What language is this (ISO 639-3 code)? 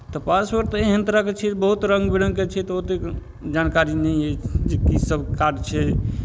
mai